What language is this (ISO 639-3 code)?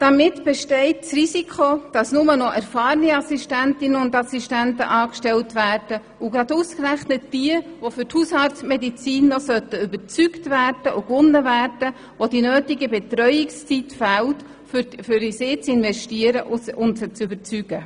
gsw